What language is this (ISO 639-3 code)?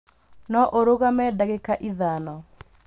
kik